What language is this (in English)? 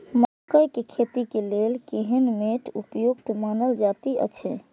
Maithili